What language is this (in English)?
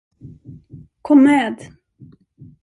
Swedish